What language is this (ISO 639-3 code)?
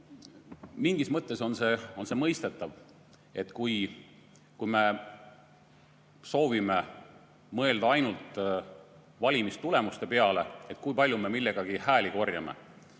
est